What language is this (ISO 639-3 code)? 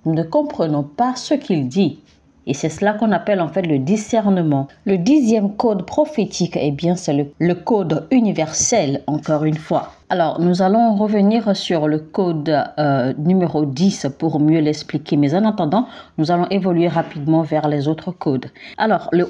fra